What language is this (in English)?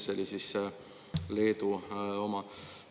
Estonian